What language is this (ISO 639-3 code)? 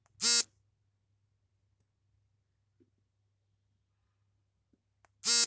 kan